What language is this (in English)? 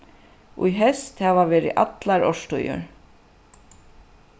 Faroese